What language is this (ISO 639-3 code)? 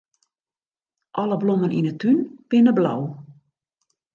fry